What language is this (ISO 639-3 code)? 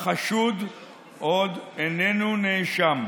heb